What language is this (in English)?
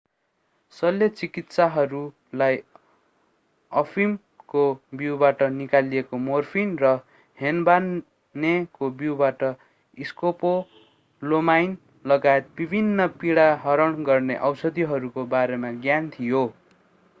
Nepali